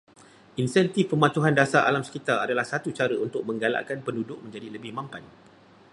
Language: Malay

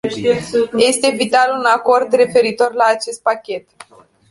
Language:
Romanian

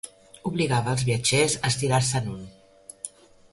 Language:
Catalan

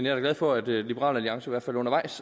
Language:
Danish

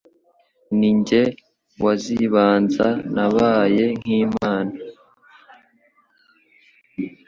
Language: Kinyarwanda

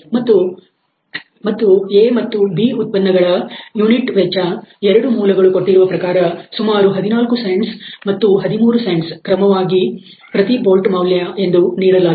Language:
Kannada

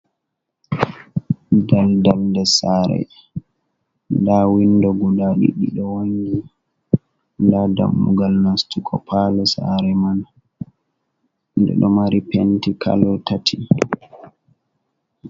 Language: Fula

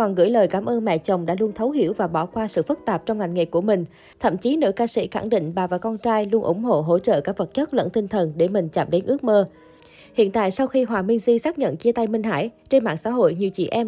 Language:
Vietnamese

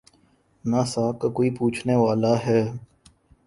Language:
Urdu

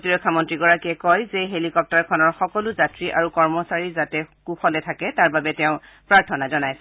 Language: Assamese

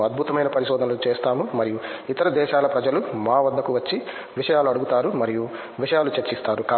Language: Telugu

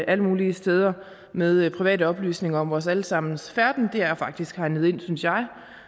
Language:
Danish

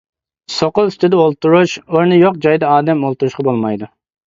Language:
Uyghur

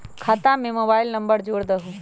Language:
Magahi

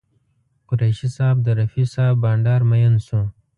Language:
Pashto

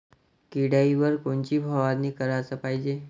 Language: Marathi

